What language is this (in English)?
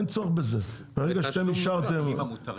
Hebrew